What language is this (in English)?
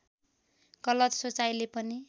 Nepali